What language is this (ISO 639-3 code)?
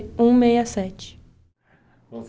por